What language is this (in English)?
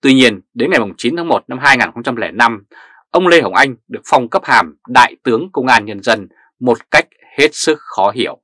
Vietnamese